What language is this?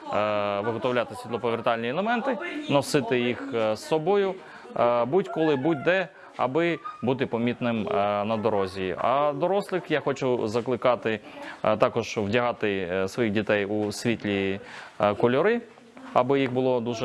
Ukrainian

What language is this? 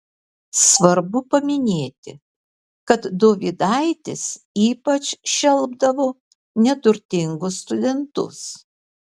Lithuanian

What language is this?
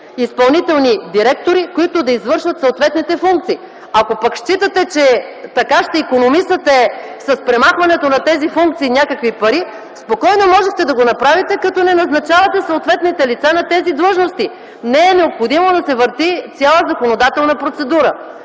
Bulgarian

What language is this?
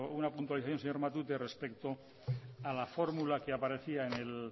Spanish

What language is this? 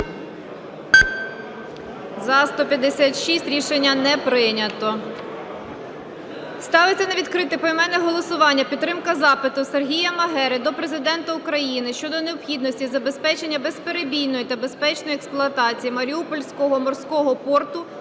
Ukrainian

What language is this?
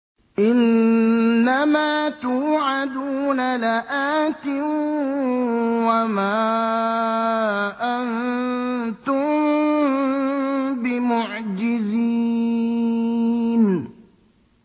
Arabic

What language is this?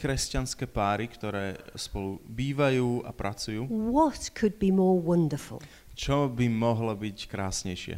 Slovak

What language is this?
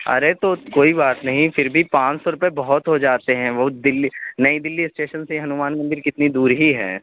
Urdu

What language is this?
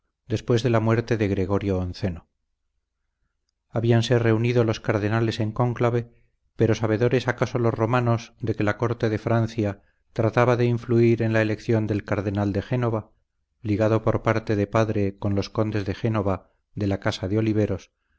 Spanish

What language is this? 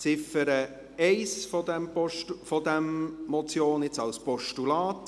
Swiss German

